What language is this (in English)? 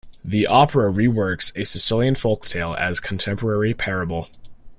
English